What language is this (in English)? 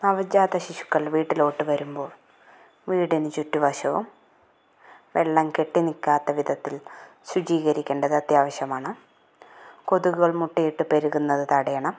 Malayalam